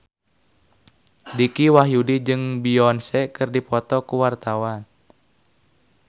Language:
Sundanese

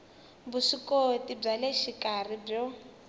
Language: Tsonga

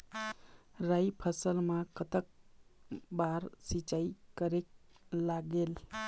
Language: Chhattisgarhi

